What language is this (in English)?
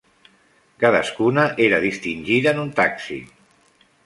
Catalan